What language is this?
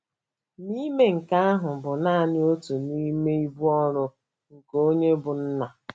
Igbo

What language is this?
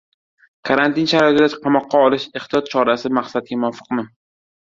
Uzbek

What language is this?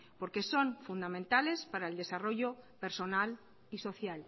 Spanish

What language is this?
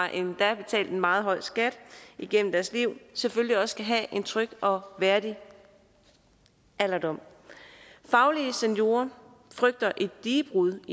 Danish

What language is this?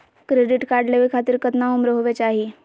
Magahi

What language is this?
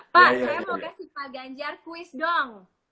Indonesian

